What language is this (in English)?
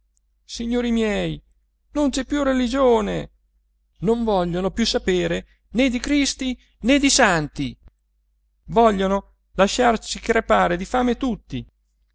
Italian